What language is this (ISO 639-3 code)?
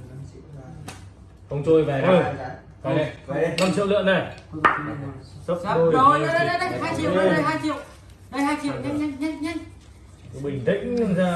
vie